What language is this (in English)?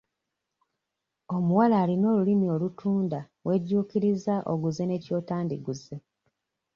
Ganda